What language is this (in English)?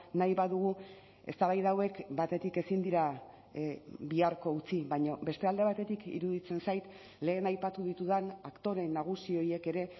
Basque